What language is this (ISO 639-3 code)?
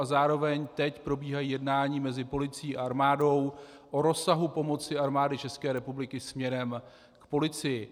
ces